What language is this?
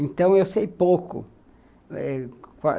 Portuguese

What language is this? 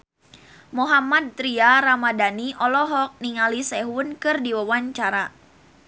Sundanese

